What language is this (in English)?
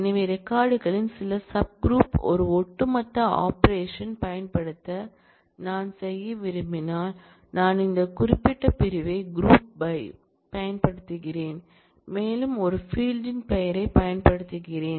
Tamil